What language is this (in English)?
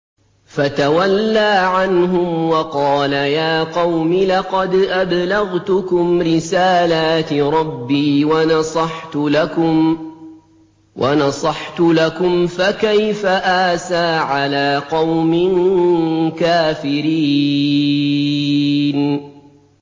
Arabic